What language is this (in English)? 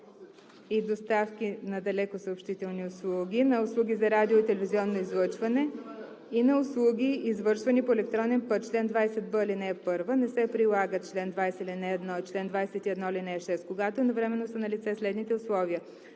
Bulgarian